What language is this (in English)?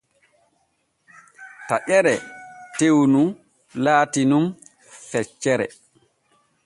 Borgu Fulfulde